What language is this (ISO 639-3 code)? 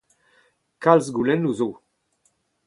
bre